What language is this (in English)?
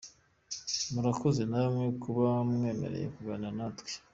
Kinyarwanda